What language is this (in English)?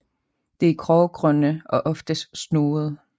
Danish